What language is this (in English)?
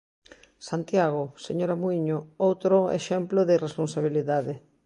Galician